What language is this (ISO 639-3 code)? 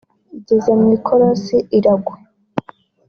kin